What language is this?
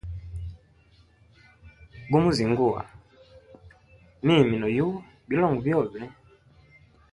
Hemba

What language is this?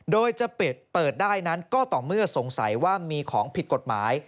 Thai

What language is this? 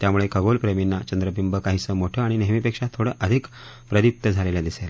Marathi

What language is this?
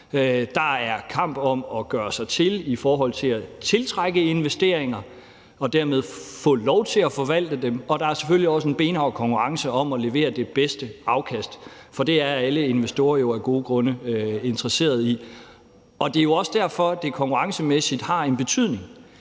Danish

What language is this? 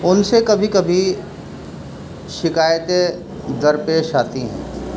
Urdu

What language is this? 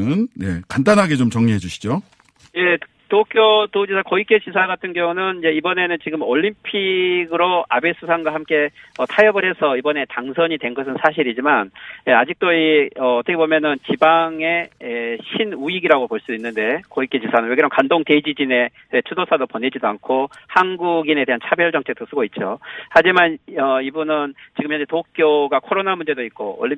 Korean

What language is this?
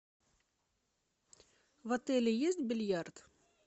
Russian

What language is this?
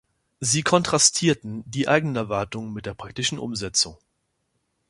German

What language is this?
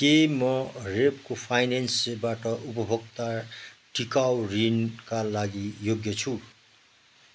Nepali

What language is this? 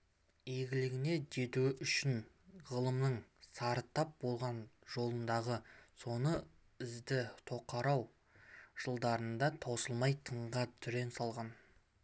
Kazakh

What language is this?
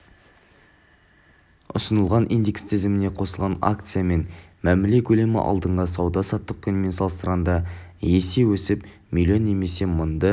Kazakh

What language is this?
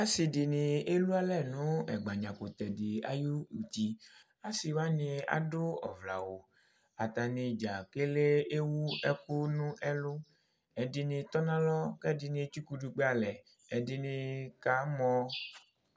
Ikposo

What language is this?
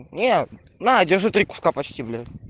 Russian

